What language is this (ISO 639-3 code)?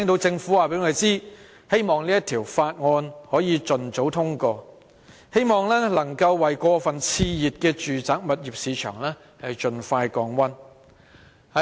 yue